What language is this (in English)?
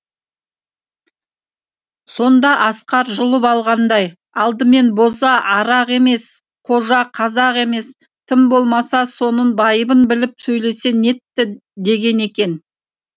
Kazakh